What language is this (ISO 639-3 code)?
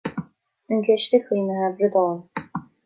gle